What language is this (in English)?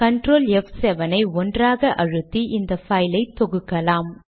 Tamil